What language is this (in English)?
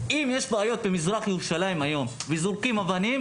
Hebrew